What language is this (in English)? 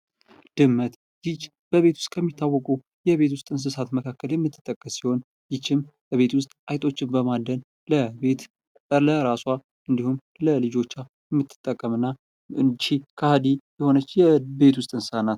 Amharic